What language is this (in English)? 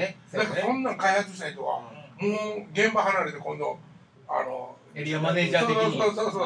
Japanese